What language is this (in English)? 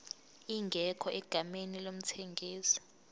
Zulu